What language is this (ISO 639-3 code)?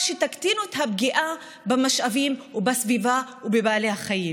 heb